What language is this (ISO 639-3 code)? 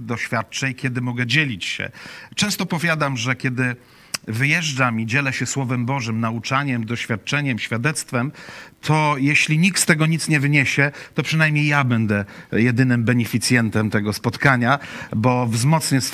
pol